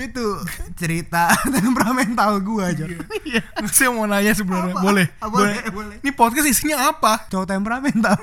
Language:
Indonesian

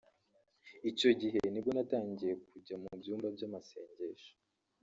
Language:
Kinyarwanda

